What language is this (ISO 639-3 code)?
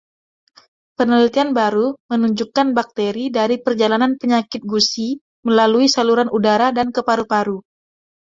ind